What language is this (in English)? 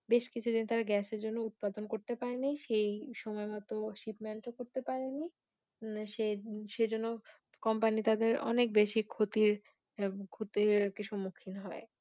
Bangla